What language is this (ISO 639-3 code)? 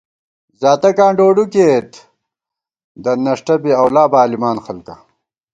gwt